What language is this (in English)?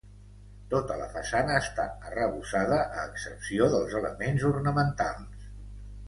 Catalan